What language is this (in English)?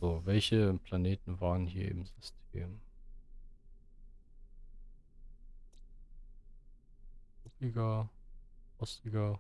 German